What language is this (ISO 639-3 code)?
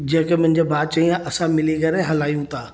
snd